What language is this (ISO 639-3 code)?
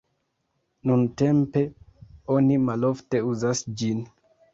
epo